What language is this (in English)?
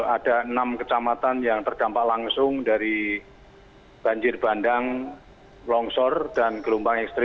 Indonesian